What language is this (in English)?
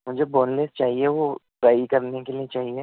Urdu